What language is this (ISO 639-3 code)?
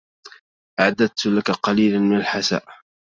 ara